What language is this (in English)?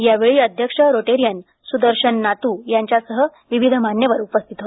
Marathi